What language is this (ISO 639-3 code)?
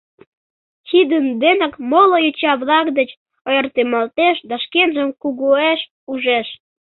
chm